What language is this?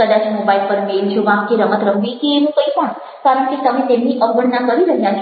Gujarati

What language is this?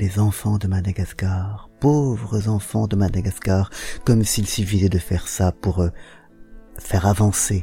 French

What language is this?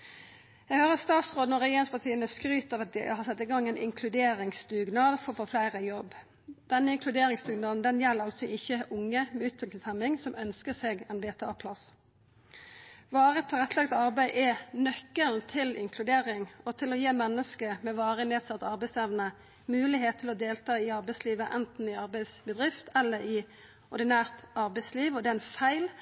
Norwegian Nynorsk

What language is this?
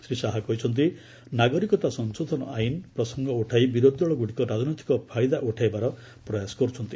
Odia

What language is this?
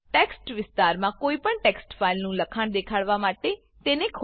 Gujarati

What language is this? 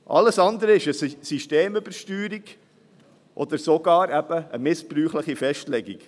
Swiss German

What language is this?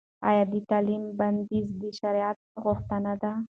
Pashto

